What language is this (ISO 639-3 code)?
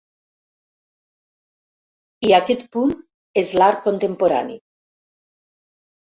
cat